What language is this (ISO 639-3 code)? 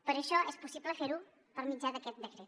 cat